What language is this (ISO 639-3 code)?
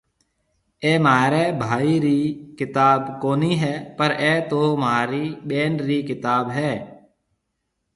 mve